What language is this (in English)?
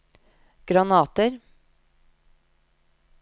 Norwegian